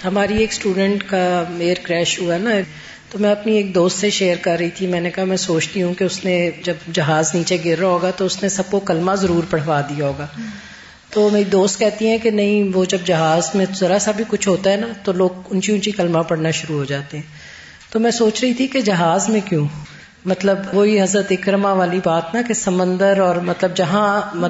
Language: Urdu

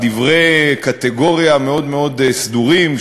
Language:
Hebrew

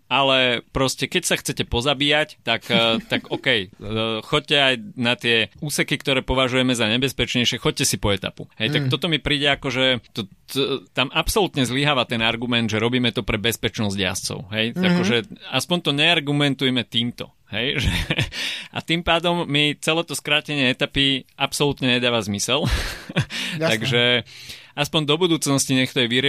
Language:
Slovak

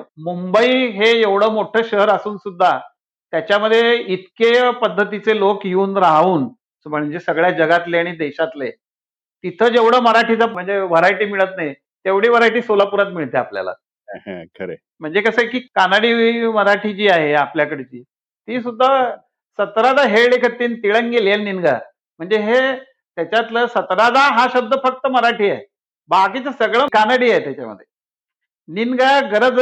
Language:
Marathi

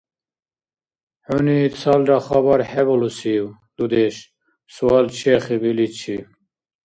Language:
Dargwa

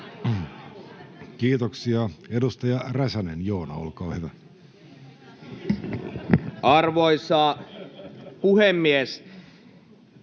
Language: Finnish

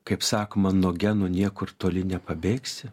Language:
Lithuanian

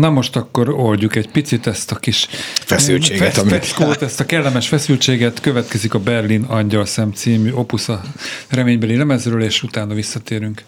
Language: Hungarian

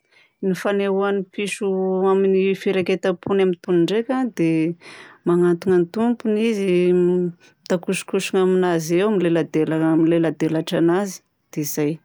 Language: Southern Betsimisaraka Malagasy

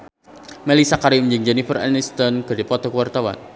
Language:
Sundanese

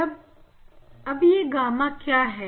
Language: Hindi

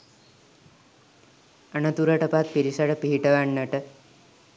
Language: Sinhala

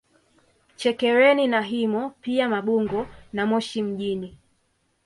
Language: Swahili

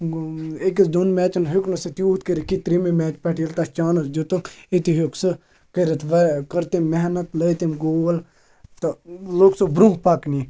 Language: Kashmiri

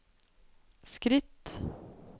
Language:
Norwegian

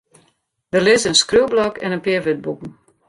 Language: Western Frisian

